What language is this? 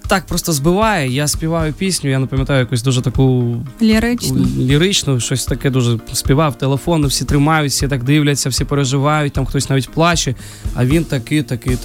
Ukrainian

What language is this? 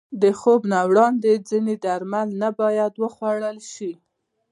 Pashto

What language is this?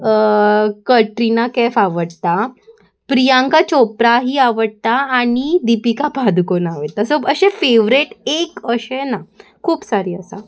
Konkani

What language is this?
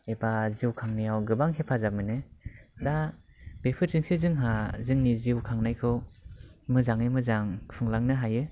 Bodo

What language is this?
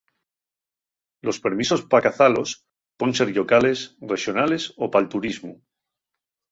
Asturian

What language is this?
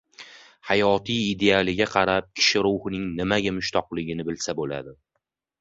Uzbek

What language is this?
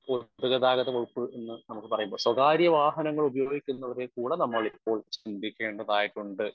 Malayalam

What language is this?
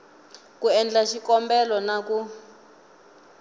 Tsonga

